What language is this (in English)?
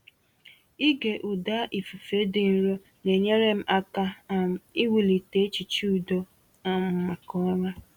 Igbo